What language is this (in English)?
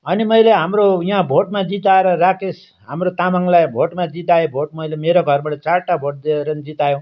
Nepali